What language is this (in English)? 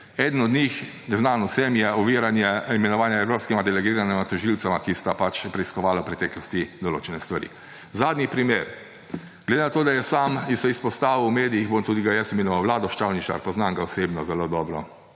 Slovenian